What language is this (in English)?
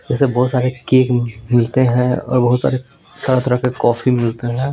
Hindi